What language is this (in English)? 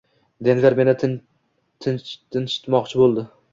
Uzbek